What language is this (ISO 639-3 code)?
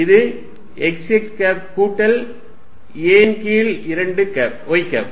tam